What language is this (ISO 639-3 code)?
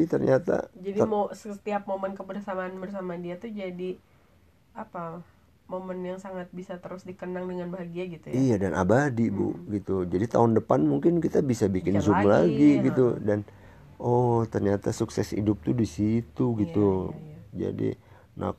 ind